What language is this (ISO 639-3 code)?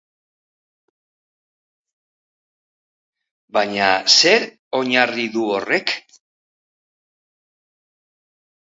eus